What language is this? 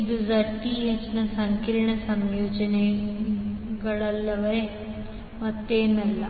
Kannada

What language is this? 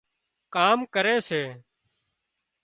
Wadiyara Koli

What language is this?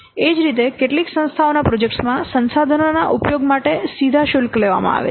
Gujarati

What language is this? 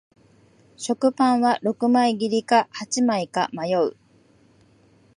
Japanese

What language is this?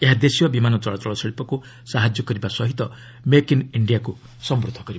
Odia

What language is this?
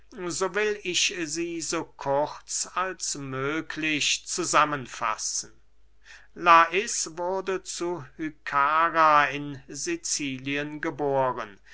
German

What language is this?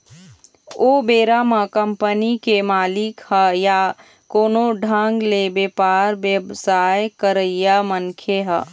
Chhattisgarhi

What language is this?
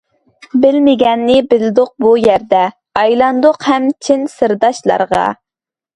Uyghur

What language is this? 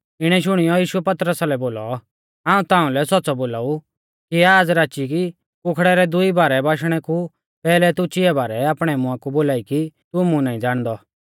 Mahasu Pahari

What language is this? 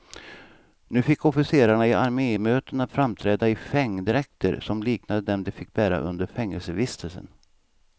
Swedish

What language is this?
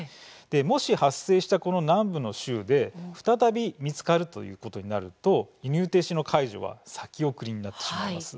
Japanese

